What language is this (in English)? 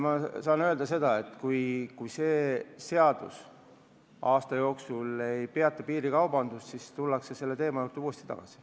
Estonian